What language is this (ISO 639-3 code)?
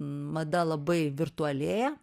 lit